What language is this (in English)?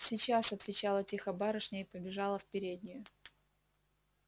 Russian